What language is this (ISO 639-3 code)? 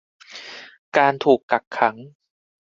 tha